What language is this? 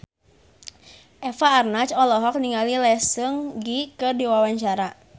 Sundanese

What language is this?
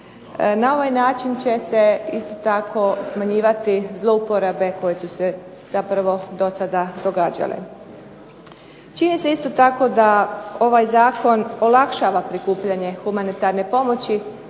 Croatian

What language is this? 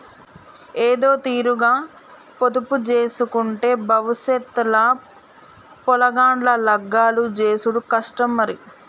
Telugu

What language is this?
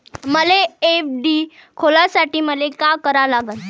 Marathi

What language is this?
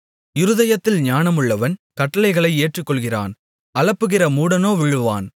Tamil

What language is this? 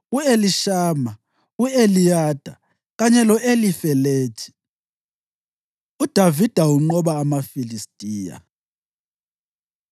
North Ndebele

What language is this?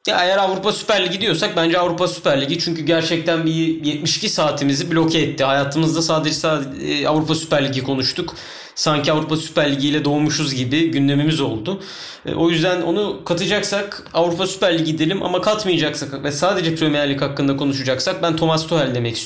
Turkish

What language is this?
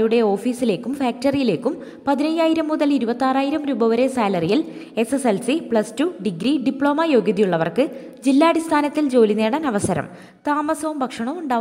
Malayalam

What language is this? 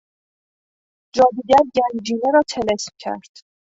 Persian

